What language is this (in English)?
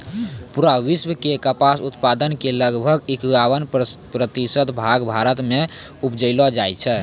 Maithili